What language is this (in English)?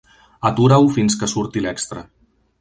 Catalan